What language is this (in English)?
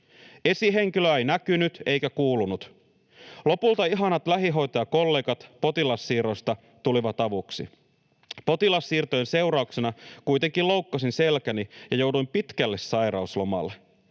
Finnish